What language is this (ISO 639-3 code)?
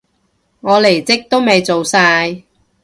yue